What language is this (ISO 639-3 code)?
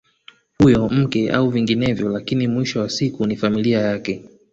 swa